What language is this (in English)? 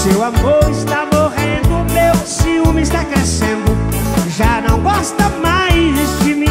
Portuguese